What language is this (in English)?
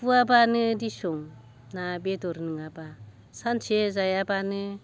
Bodo